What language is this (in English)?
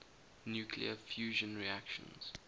English